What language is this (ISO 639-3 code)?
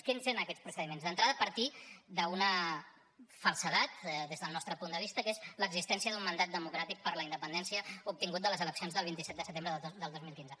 cat